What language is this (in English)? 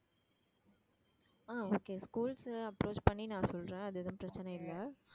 Tamil